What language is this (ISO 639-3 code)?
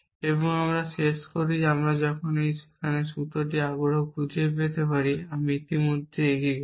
ben